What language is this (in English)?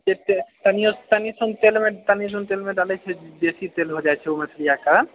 Maithili